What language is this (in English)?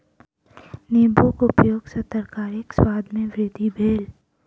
Maithili